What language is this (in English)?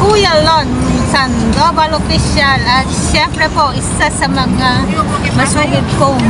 Filipino